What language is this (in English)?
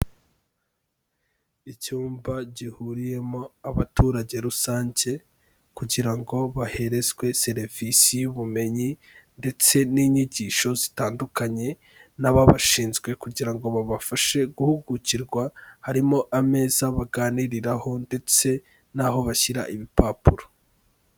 Kinyarwanda